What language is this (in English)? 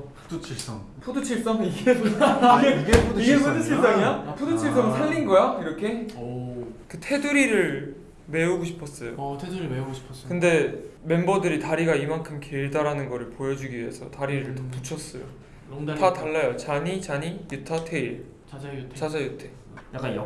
Korean